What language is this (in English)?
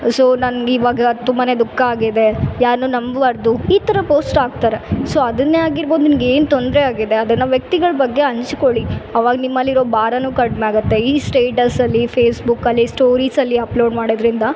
Kannada